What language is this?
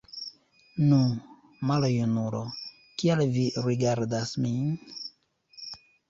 Esperanto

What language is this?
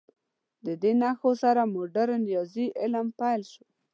Pashto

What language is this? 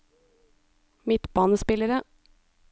Norwegian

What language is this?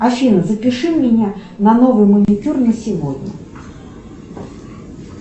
Russian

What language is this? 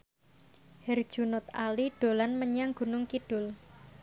Javanese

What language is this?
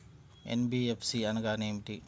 Telugu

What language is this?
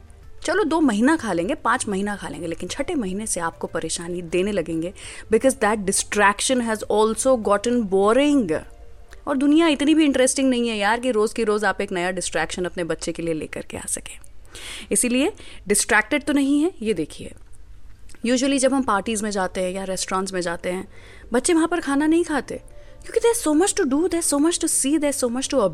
Hindi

